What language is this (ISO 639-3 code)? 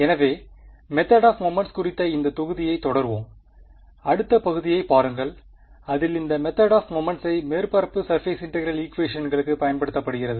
tam